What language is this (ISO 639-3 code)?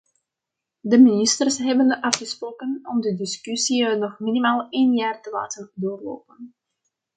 nld